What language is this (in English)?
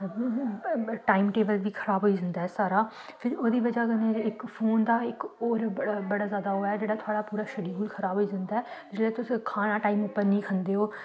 Dogri